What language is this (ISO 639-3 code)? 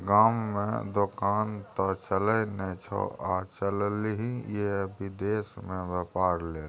mai